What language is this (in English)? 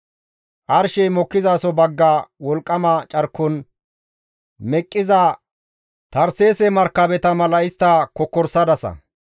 Gamo